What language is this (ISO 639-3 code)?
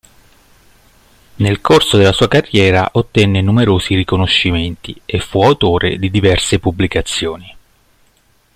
ita